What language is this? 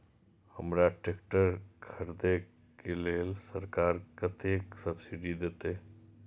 Maithili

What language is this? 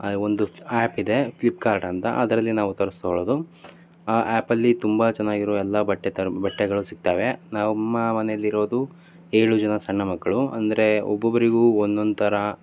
Kannada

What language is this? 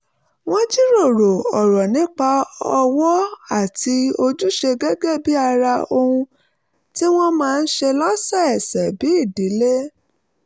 Yoruba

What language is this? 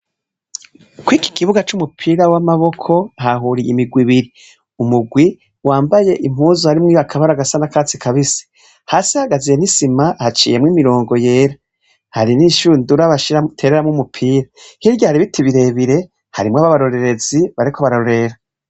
Rundi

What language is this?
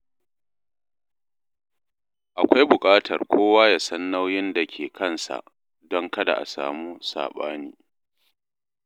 Hausa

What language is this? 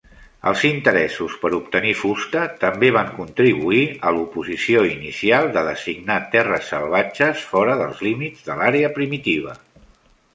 Catalan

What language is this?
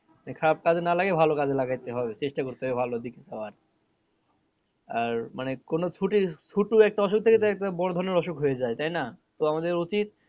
Bangla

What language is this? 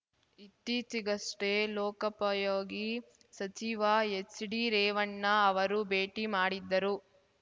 Kannada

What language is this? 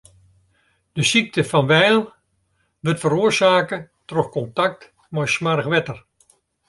Western Frisian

